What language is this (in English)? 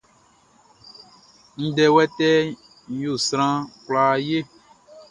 Baoulé